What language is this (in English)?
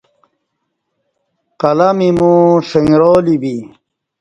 Kati